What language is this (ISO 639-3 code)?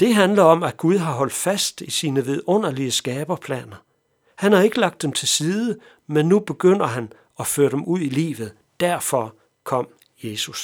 dan